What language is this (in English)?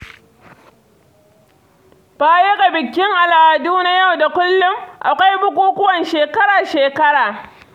Hausa